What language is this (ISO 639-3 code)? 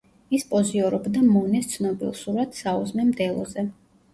kat